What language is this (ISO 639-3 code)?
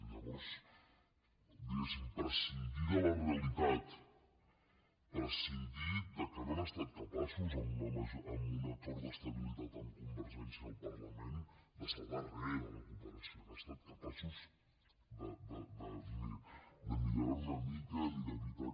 cat